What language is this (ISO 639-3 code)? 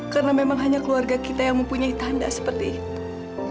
ind